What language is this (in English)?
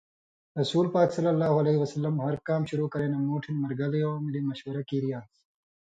Indus Kohistani